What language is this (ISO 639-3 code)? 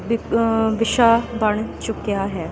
pan